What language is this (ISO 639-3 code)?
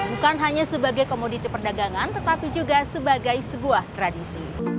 ind